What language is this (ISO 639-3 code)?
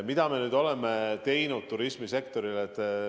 est